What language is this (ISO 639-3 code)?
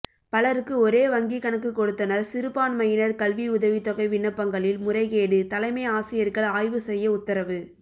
tam